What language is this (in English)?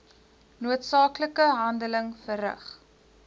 Afrikaans